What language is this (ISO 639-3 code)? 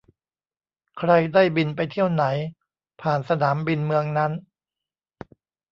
tha